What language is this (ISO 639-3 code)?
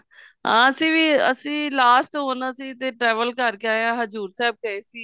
pan